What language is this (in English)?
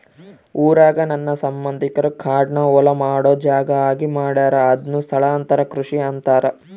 Kannada